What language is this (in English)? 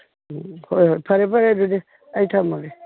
Manipuri